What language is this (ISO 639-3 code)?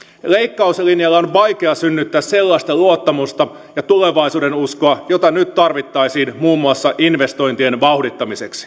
fin